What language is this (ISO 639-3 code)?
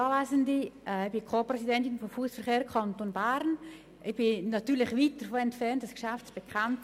gsw